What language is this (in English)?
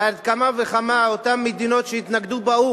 Hebrew